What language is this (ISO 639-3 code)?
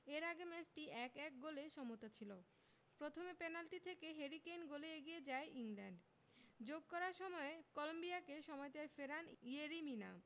ben